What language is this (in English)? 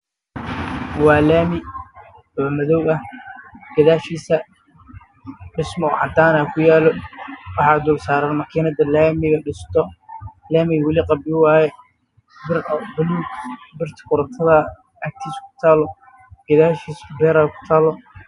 Somali